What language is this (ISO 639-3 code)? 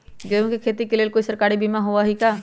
mag